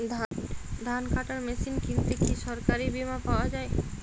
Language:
Bangla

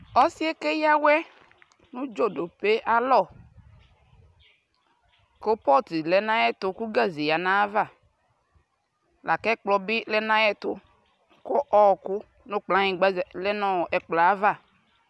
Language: Ikposo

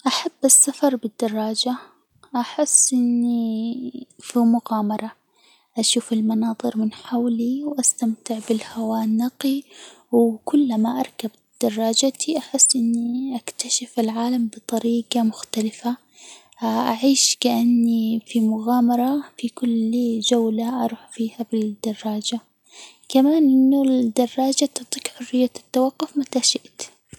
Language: Hijazi Arabic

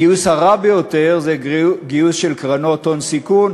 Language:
Hebrew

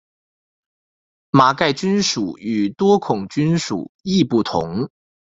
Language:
Chinese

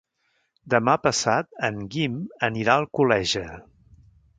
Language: Catalan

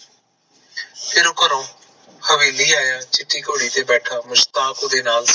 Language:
Punjabi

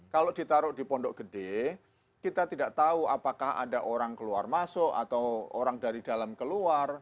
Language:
Indonesian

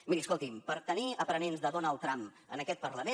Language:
Catalan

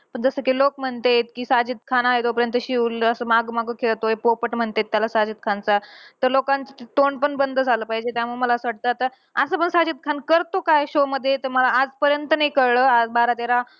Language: Marathi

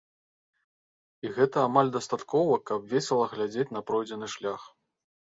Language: Belarusian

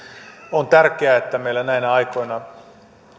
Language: Finnish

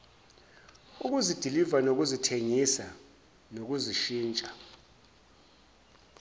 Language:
Zulu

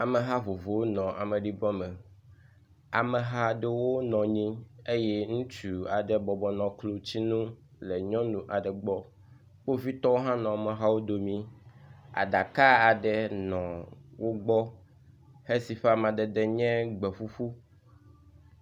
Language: Ewe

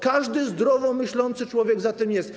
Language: Polish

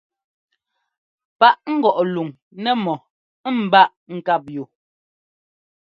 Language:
Ngomba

